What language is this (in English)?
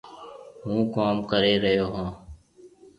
Marwari (Pakistan)